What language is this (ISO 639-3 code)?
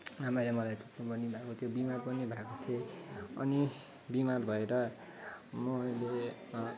nep